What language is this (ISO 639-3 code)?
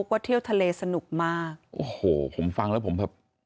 tha